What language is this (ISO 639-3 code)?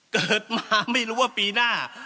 tha